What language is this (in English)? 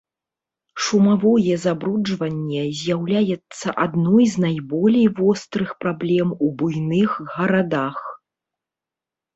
Belarusian